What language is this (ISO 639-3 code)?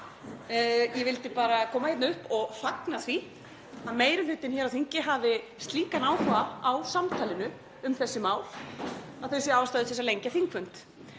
isl